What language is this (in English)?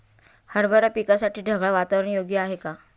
Marathi